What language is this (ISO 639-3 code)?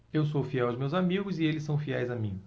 por